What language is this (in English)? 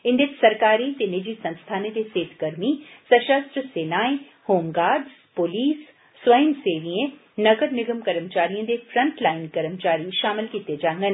Dogri